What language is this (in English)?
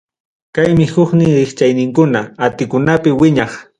Ayacucho Quechua